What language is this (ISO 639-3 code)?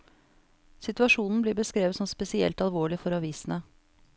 nor